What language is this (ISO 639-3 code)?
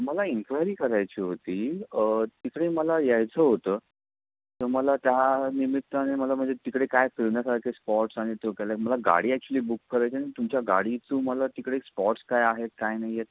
mar